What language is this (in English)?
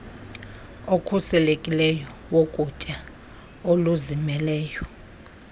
Xhosa